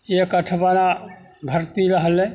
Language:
Maithili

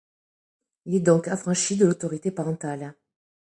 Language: French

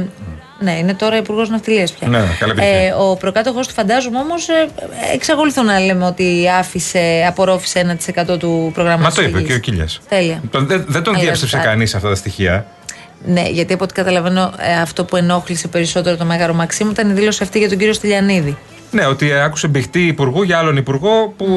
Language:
Greek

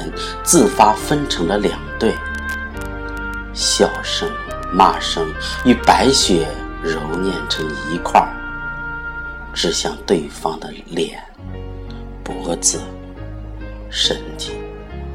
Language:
Chinese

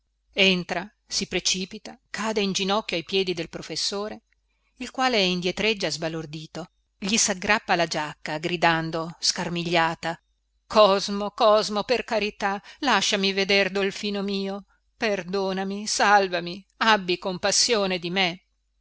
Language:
Italian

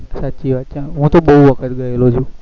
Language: Gujarati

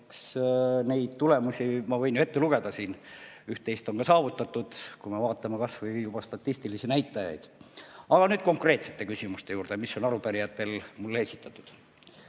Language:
Estonian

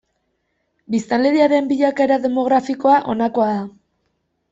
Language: Basque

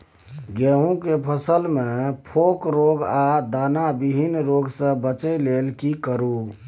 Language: Maithili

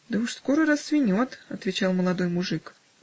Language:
Russian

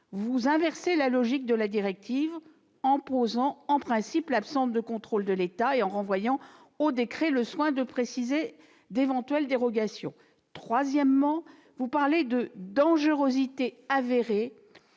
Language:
French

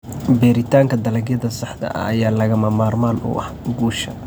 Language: Somali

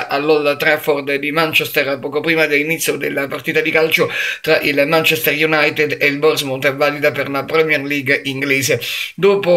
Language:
Italian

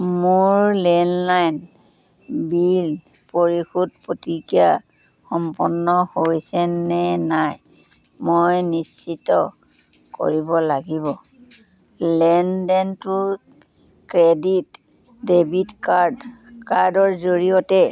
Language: Assamese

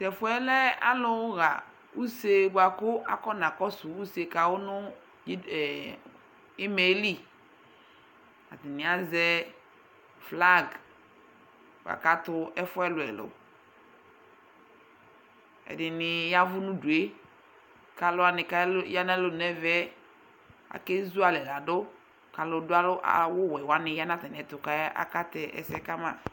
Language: Ikposo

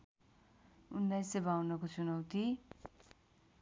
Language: Nepali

